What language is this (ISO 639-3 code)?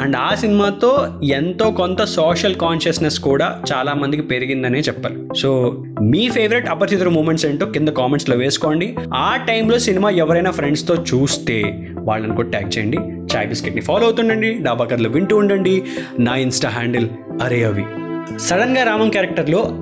tel